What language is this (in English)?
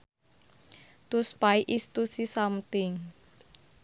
Sundanese